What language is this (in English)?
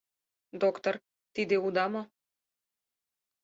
Mari